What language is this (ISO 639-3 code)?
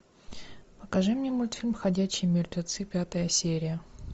rus